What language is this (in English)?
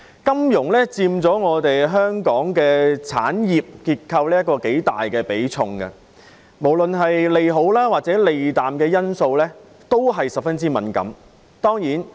Cantonese